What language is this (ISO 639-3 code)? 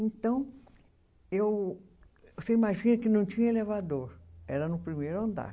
por